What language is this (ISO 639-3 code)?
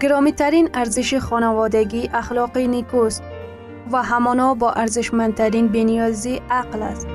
fas